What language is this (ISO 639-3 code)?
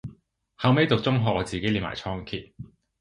yue